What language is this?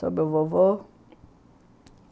Portuguese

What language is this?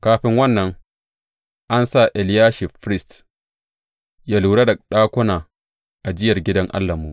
Hausa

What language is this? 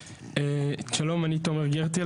Hebrew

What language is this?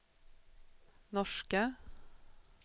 Swedish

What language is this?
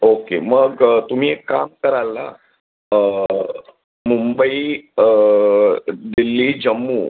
Marathi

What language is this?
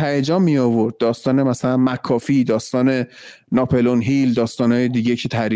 Persian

